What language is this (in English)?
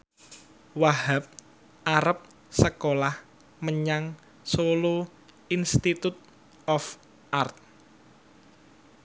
Javanese